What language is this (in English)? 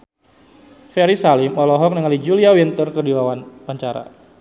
Sundanese